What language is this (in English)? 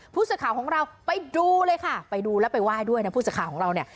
Thai